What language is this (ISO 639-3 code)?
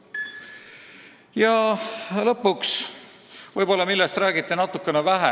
est